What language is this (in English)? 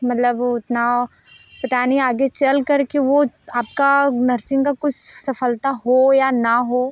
Hindi